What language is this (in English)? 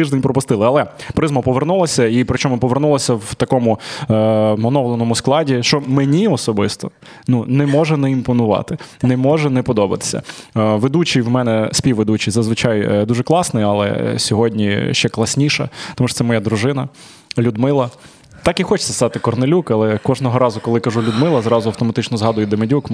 Ukrainian